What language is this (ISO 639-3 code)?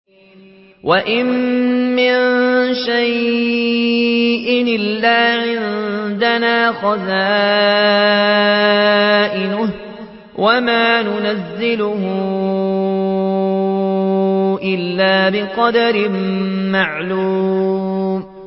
ara